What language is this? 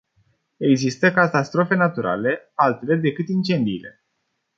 Romanian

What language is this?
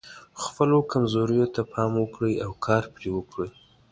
Pashto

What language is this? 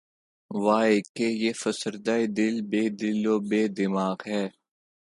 Urdu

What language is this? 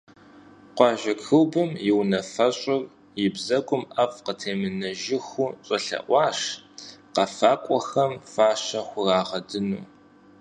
Kabardian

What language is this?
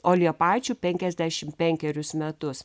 Lithuanian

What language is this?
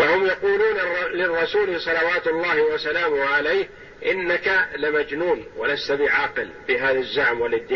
Arabic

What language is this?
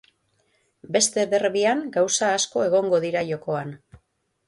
Basque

